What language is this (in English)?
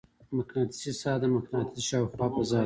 Pashto